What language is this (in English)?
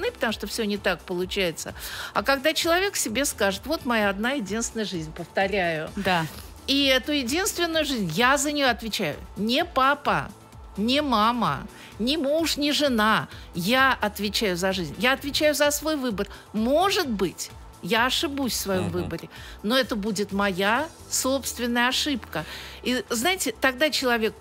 Russian